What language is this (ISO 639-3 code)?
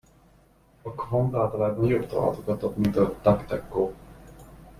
hun